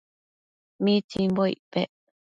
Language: Matsés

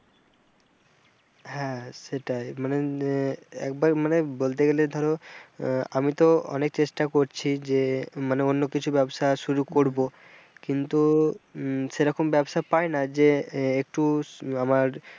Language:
Bangla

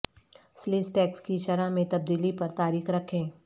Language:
Urdu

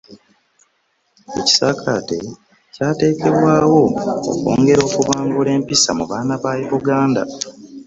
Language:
Ganda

